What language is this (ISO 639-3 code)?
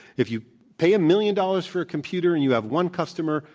eng